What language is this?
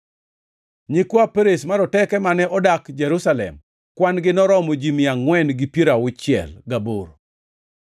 Luo (Kenya and Tanzania)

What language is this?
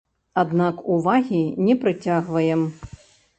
Belarusian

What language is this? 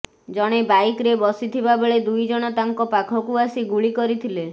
Odia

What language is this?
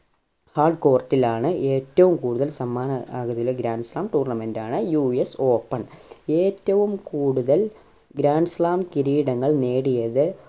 Malayalam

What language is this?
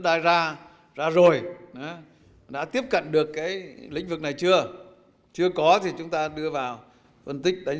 Vietnamese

